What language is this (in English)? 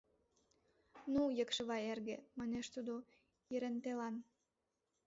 Mari